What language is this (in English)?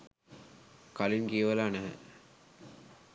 Sinhala